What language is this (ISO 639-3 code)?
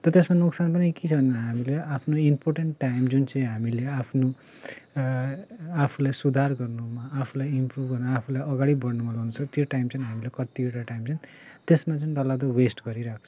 nep